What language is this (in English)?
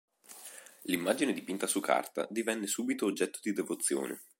Italian